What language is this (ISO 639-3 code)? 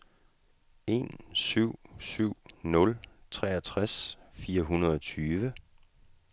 dan